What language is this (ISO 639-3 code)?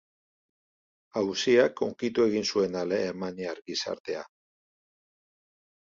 eus